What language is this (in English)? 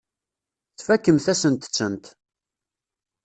Kabyle